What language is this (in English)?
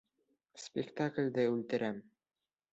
Bashkir